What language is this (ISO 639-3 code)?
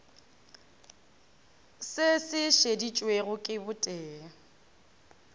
nso